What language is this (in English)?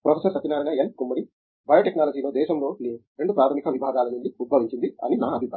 Telugu